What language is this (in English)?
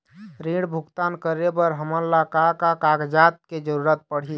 Chhattisgarhi